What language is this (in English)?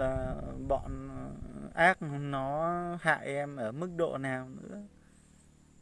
Vietnamese